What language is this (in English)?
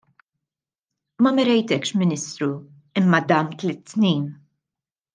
Maltese